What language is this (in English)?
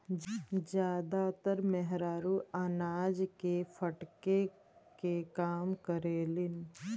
Bhojpuri